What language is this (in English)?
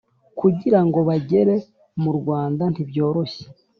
Kinyarwanda